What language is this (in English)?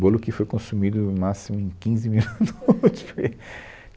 Portuguese